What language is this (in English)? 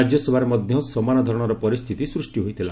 Odia